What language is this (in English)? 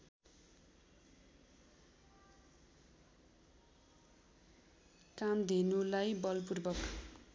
Nepali